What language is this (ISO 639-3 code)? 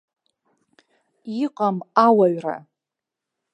abk